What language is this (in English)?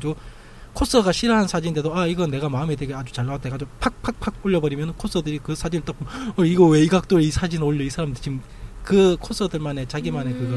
Korean